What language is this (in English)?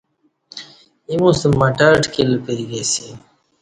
Kati